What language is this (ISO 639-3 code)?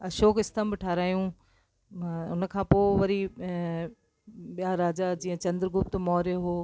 snd